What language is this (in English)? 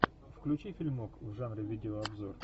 Russian